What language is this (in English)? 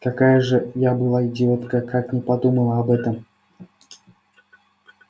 Russian